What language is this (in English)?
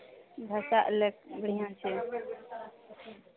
Maithili